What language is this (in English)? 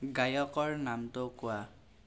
Assamese